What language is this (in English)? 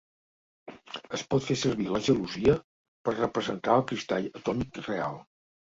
Catalan